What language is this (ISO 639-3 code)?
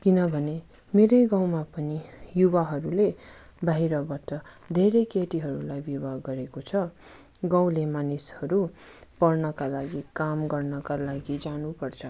nep